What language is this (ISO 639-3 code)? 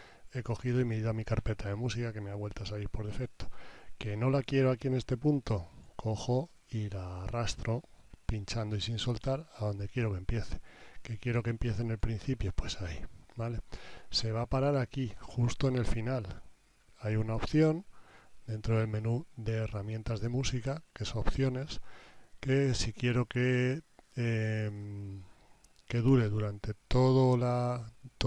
spa